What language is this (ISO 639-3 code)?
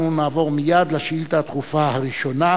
heb